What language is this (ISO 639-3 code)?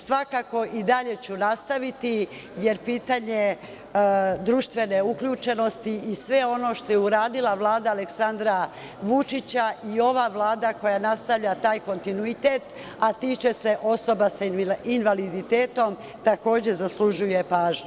srp